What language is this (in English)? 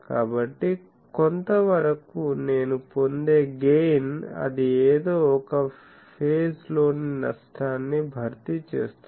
Telugu